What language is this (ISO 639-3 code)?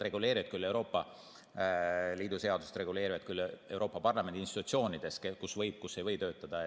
est